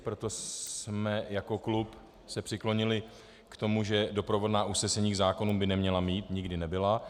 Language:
Czech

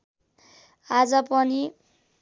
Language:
Nepali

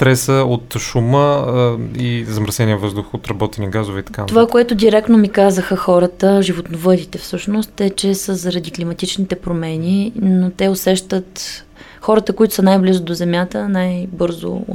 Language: Bulgarian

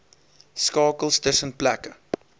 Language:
Afrikaans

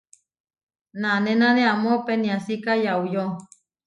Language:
Huarijio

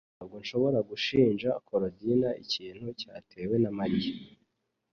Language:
Kinyarwanda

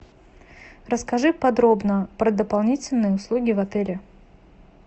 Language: Russian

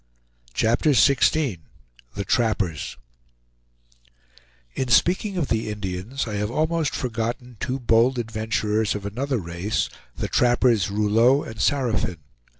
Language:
English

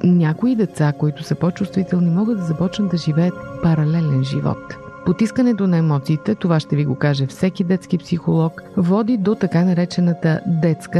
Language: Bulgarian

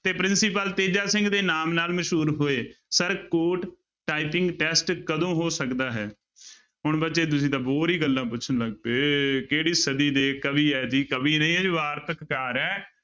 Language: Punjabi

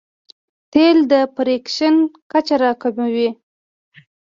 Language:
Pashto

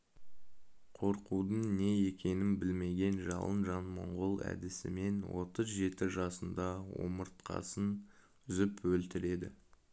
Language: Kazakh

